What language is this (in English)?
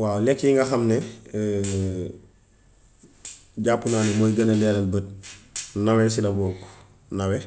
Gambian Wolof